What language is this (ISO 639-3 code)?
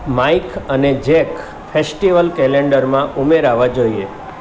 guj